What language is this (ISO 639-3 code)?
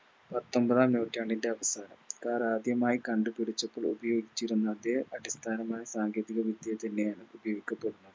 mal